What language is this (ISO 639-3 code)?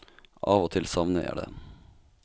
nor